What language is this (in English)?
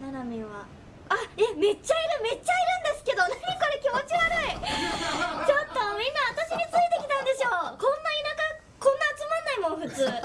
Japanese